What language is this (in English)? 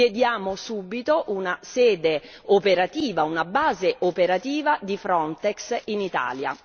Italian